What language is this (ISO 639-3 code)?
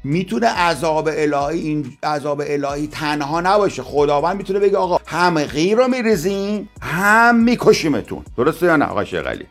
fas